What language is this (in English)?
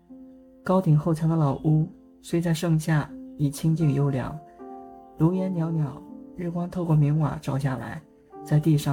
Chinese